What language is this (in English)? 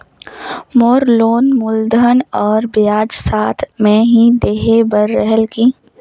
Chhattisgarhi